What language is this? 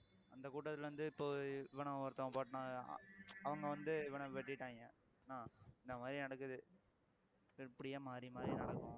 Tamil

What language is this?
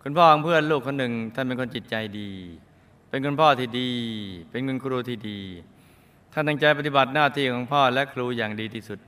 Thai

